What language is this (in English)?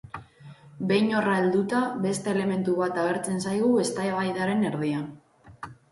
Basque